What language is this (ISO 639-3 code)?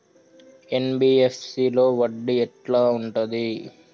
tel